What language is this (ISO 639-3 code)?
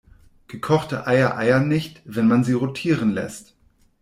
deu